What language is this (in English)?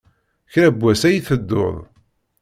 Kabyle